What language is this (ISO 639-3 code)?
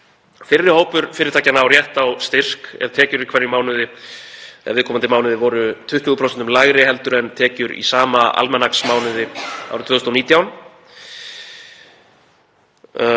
isl